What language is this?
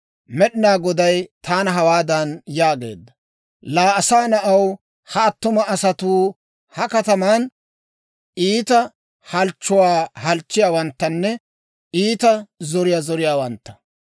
Dawro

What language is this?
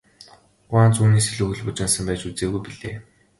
Mongolian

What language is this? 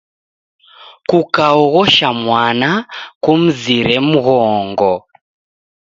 Taita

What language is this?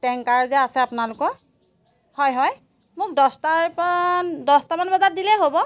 Assamese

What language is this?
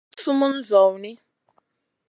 Masana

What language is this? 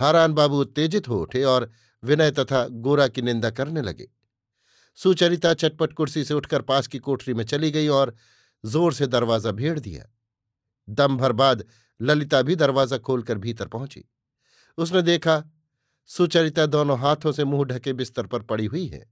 Hindi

